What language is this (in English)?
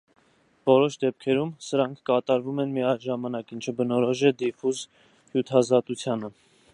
Armenian